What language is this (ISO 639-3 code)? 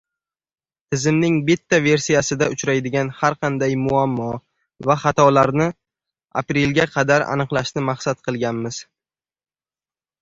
uzb